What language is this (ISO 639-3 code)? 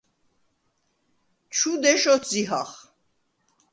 sva